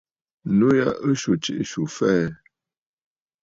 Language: Bafut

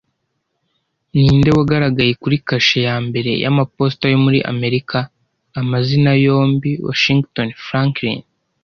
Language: Kinyarwanda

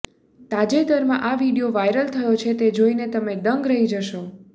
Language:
Gujarati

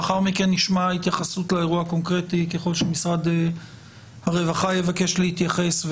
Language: Hebrew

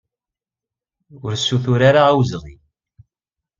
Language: Kabyle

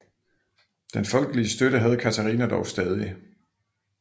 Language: Danish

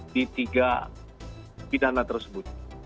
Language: Indonesian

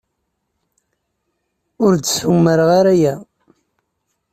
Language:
Kabyle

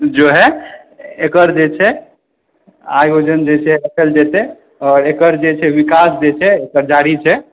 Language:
Maithili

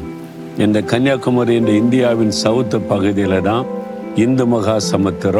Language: Tamil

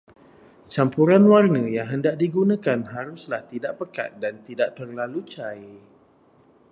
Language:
Malay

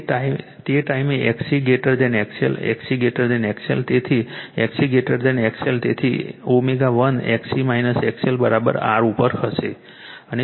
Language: Gujarati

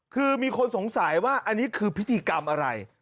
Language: Thai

